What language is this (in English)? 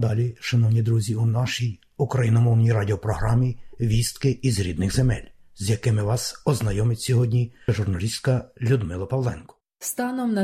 Ukrainian